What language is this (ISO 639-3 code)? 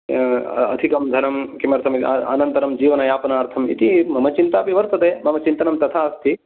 san